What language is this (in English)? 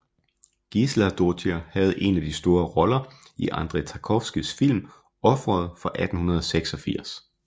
Danish